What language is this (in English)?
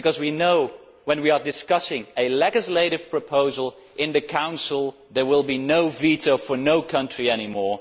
English